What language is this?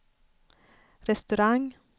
Swedish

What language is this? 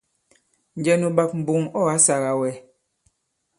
Bankon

